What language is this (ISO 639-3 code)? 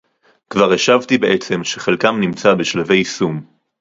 heb